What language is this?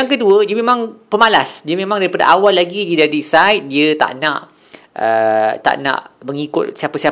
Malay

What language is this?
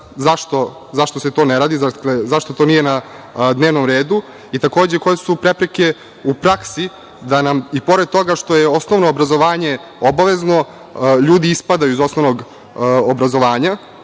Serbian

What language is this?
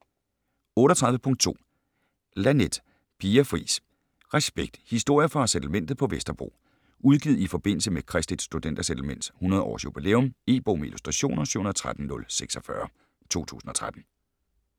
Danish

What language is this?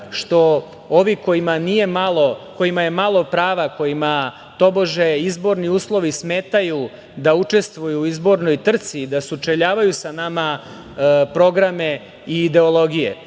Serbian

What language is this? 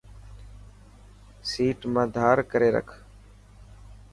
Dhatki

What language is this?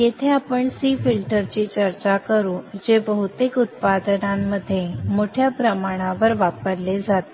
Marathi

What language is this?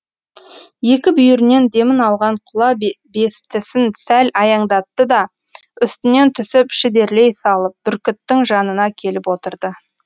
Kazakh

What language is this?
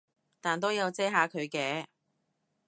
Cantonese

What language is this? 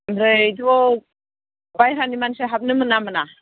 Bodo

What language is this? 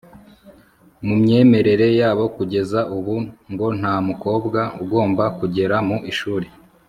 Kinyarwanda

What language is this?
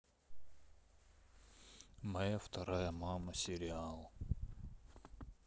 Russian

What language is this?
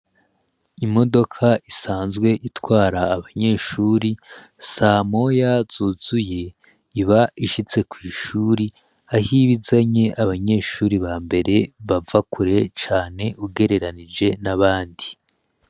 Rundi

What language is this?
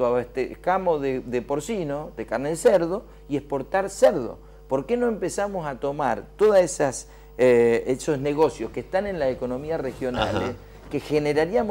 Spanish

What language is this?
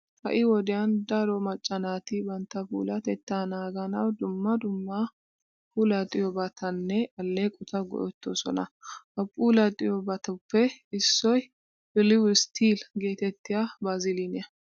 Wolaytta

